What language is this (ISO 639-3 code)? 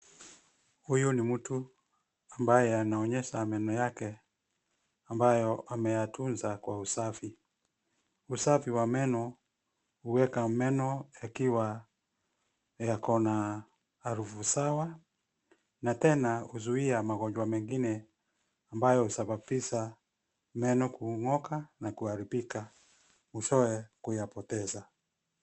swa